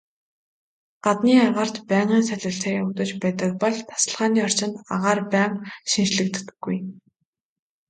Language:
Mongolian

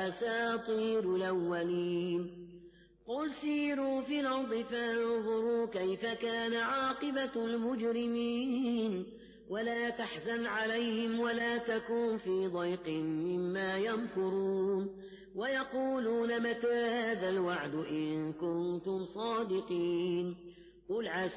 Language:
Arabic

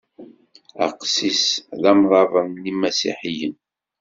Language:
Kabyle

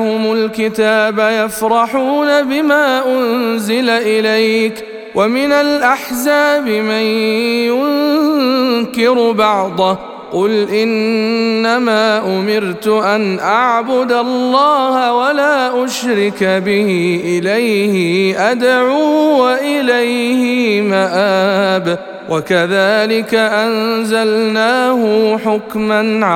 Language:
Arabic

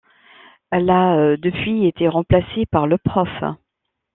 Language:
French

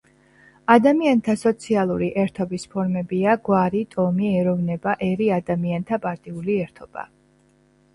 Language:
Georgian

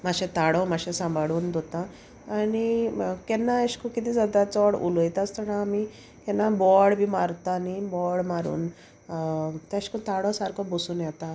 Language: Konkani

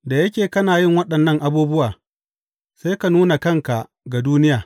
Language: Hausa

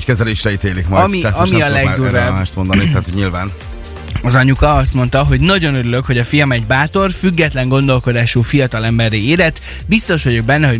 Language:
Hungarian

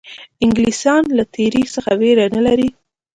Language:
Pashto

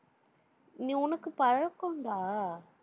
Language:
Tamil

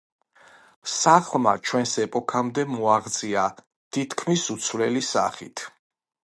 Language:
Georgian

